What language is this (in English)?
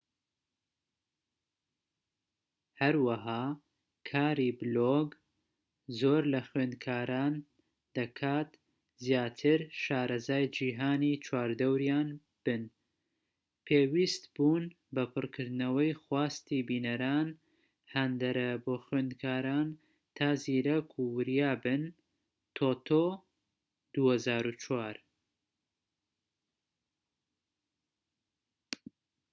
Central Kurdish